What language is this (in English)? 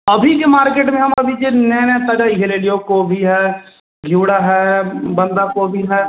Maithili